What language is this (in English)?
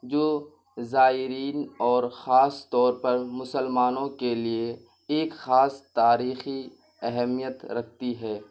Urdu